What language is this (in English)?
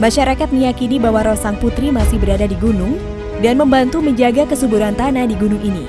Indonesian